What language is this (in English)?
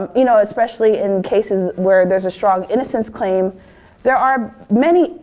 English